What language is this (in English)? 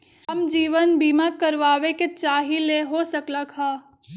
Magahi